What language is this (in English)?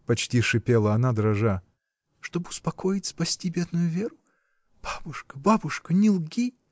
Russian